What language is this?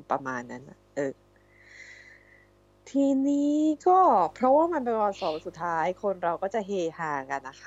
Thai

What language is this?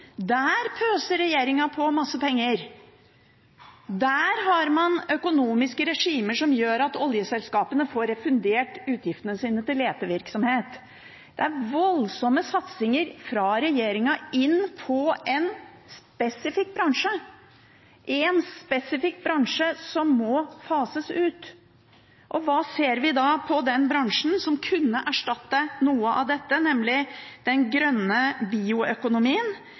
Norwegian Bokmål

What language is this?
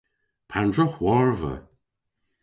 Cornish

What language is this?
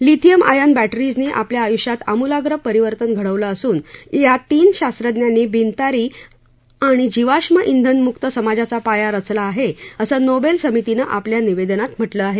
Marathi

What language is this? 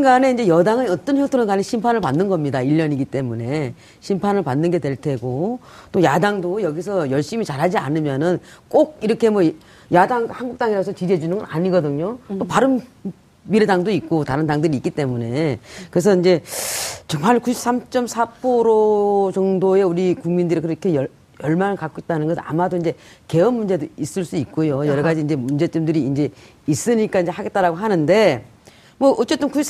Korean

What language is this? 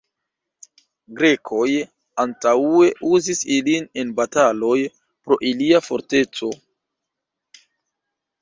Esperanto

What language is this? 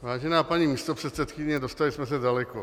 Czech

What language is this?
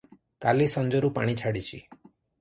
Odia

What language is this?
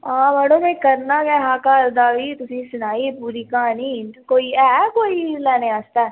Dogri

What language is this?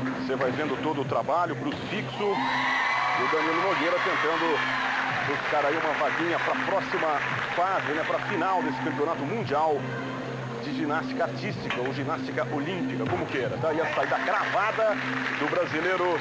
Portuguese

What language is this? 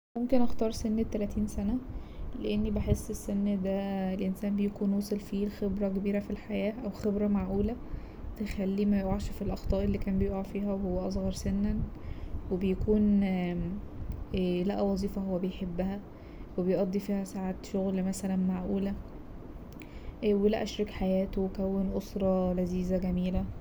Egyptian Arabic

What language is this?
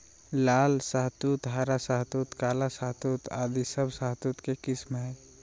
Magahi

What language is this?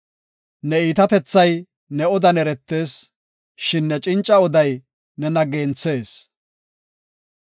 Gofa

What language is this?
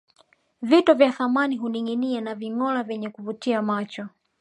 Swahili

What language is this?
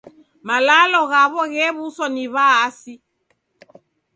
Taita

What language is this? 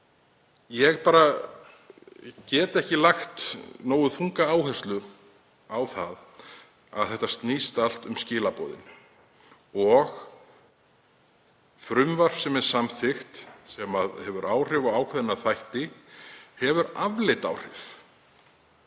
Icelandic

